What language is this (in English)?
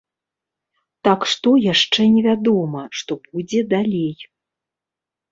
Belarusian